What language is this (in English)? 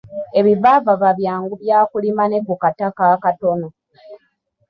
Ganda